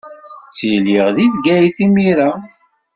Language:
Kabyle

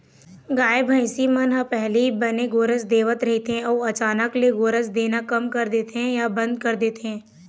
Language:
Chhattisgarhi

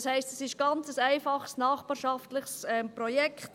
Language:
Swiss German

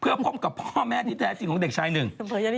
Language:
Thai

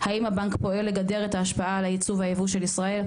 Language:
Hebrew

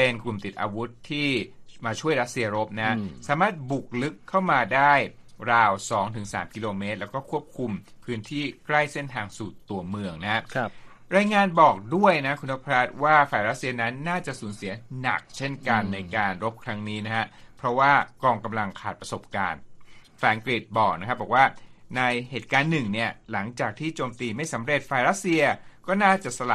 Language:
Thai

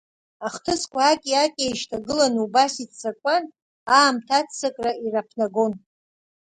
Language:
Abkhazian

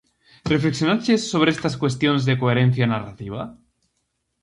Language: Galician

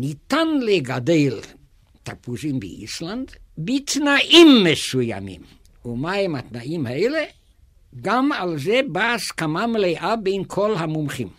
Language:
Hebrew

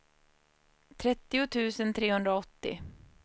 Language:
Swedish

